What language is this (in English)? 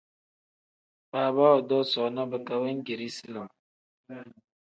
Tem